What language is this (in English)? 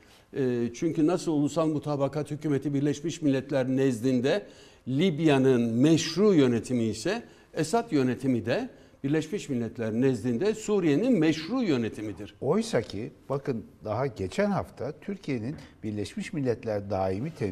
Turkish